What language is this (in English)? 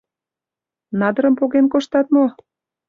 Mari